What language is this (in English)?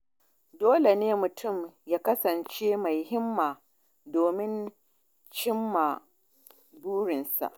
Hausa